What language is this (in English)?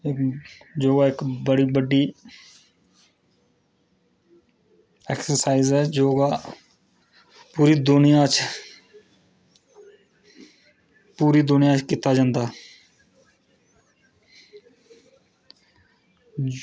Dogri